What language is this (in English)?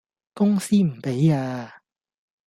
Cantonese